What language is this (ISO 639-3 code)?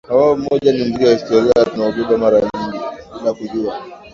swa